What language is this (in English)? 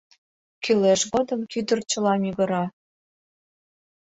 Mari